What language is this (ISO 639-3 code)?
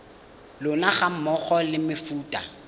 tsn